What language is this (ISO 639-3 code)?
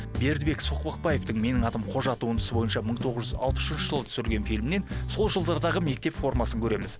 kaz